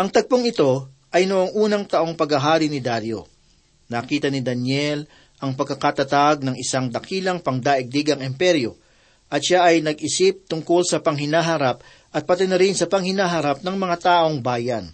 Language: Filipino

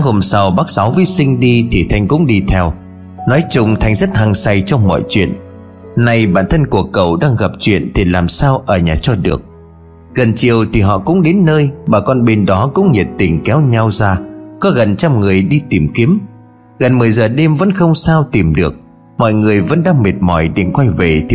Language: Vietnamese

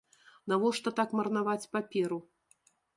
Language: Belarusian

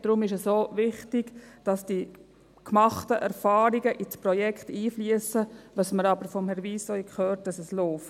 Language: Swiss German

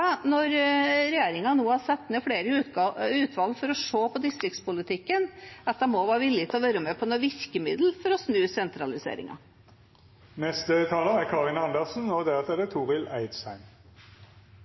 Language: Norwegian Bokmål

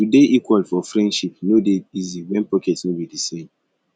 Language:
Nigerian Pidgin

